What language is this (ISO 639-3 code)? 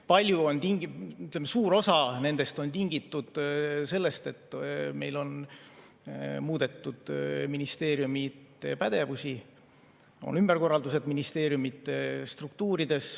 est